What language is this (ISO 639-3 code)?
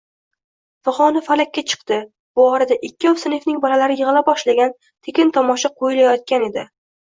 uzb